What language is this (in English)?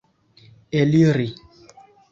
Esperanto